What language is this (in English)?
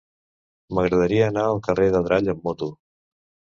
Catalan